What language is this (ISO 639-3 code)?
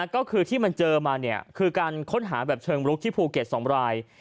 tha